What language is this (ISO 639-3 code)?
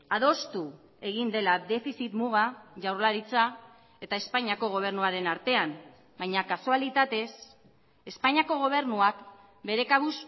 eus